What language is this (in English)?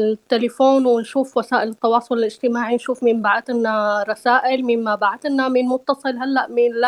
Arabic